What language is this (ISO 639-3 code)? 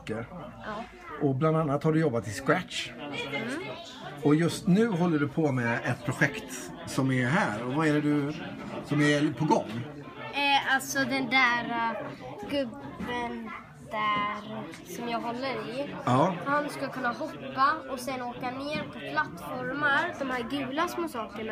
swe